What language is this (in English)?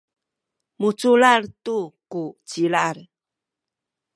Sakizaya